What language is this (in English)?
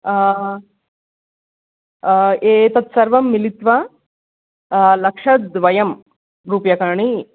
Sanskrit